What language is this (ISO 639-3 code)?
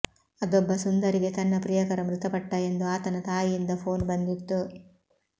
kan